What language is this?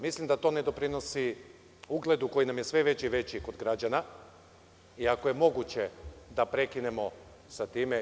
Serbian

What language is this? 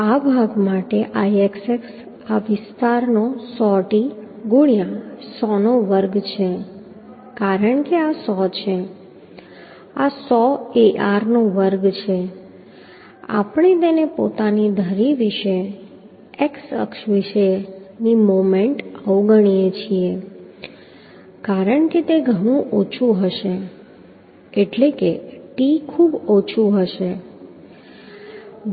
Gujarati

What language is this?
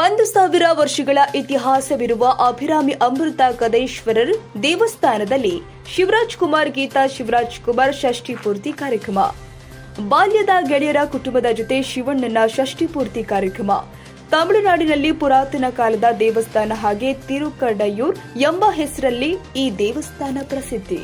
Kannada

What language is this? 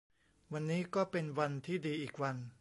Thai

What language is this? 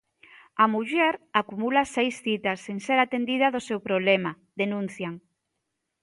Galician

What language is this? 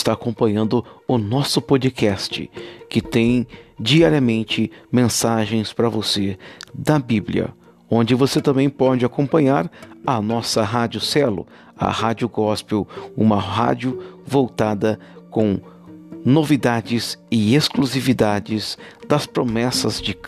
Portuguese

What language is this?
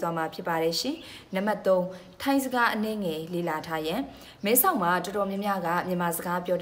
Indonesian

